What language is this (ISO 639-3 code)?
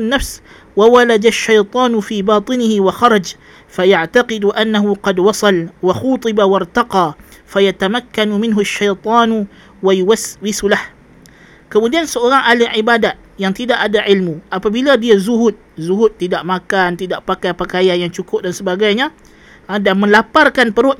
msa